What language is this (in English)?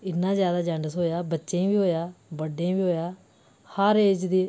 Dogri